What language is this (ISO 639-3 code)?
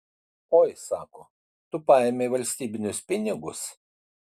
lit